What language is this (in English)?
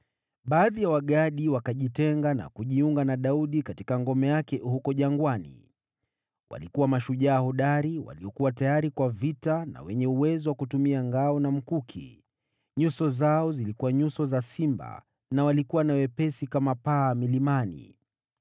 Swahili